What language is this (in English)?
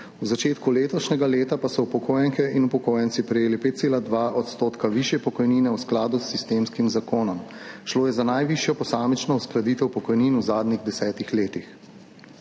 Slovenian